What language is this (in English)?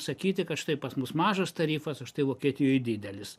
Lithuanian